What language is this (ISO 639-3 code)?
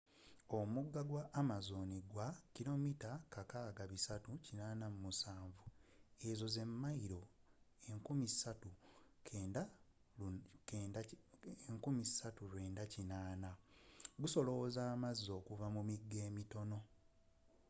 lug